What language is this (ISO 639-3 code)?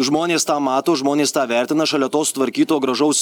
lit